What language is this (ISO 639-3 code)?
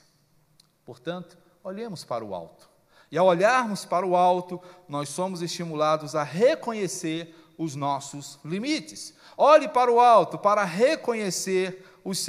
por